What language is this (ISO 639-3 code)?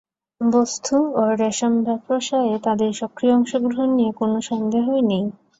ben